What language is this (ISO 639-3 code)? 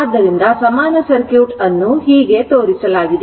kan